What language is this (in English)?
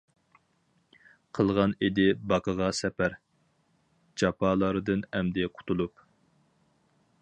Uyghur